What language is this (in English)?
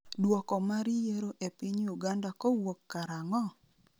Luo (Kenya and Tanzania)